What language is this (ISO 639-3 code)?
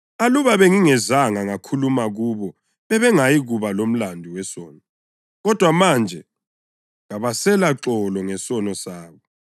nde